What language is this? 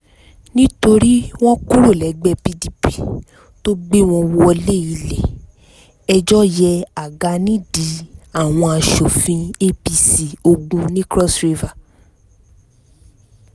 Yoruba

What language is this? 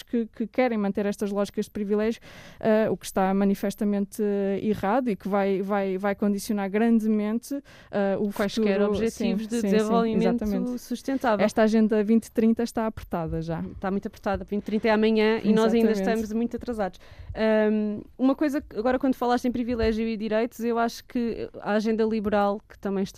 Portuguese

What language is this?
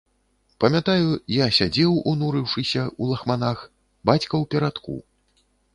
Belarusian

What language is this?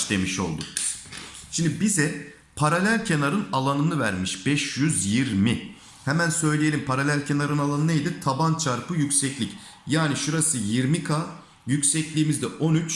Turkish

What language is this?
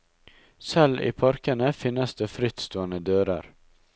Norwegian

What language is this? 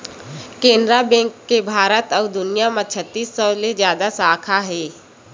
Chhattisgarhi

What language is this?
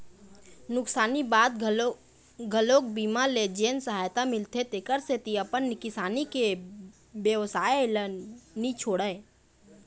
Chhattisgarhi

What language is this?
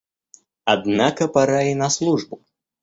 Russian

